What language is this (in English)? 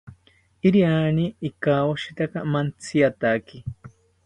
South Ucayali Ashéninka